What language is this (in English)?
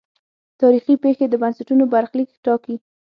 Pashto